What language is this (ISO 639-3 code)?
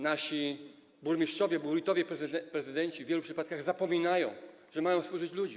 pol